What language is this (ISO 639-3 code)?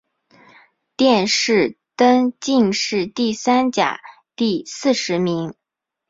zho